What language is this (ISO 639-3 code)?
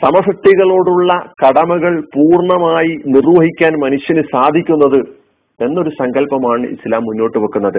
mal